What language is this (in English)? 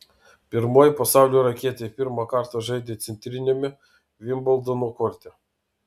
Lithuanian